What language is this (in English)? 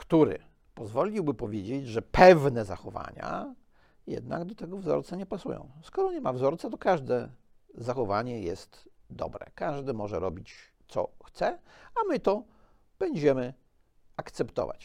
Polish